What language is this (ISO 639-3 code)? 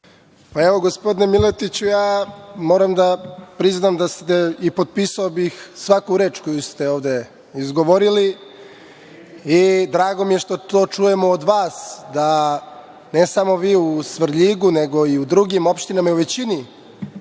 srp